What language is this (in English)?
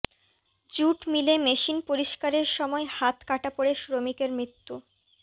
Bangla